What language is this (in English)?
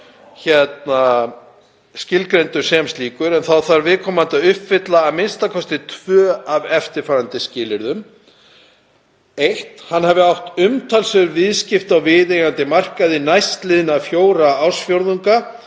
Icelandic